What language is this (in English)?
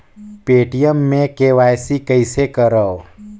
Chhattisgarhi